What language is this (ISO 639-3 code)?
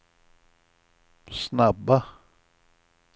swe